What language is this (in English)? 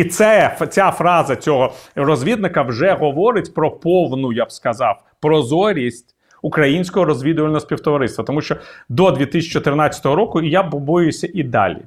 Ukrainian